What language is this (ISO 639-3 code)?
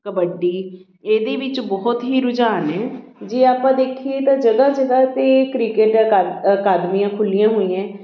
pan